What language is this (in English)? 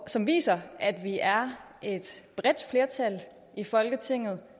Danish